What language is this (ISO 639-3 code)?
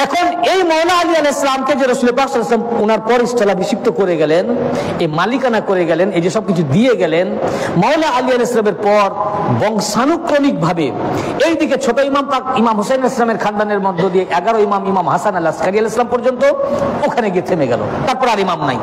ben